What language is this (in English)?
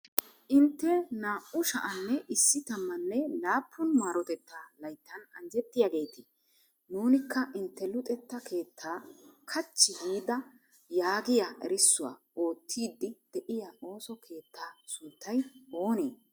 Wolaytta